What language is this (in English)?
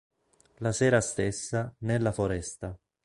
Italian